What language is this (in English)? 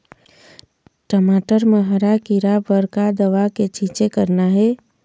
Chhattisgarhi